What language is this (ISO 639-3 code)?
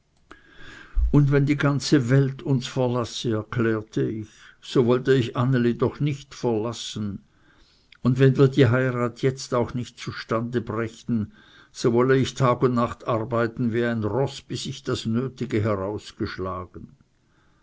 deu